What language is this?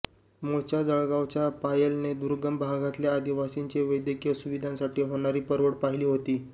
Marathi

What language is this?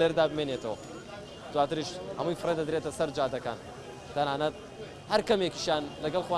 Arabic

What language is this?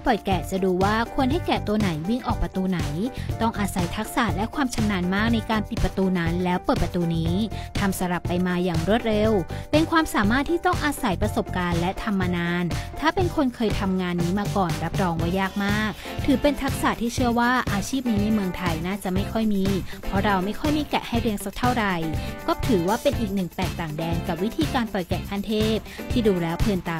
Thai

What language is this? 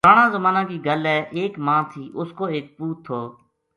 Gujari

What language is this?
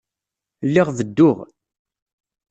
Kabyle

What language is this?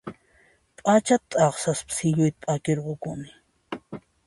Puno Quechua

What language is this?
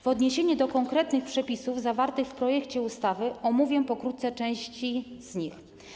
Polish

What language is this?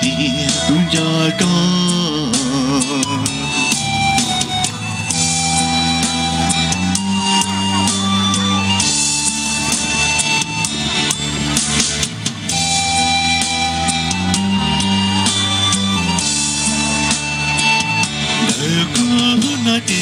Romanian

